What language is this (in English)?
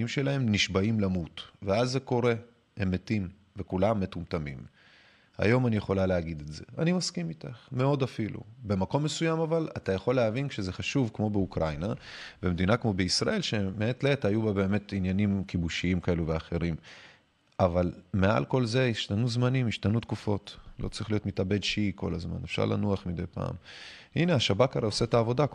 Hebrew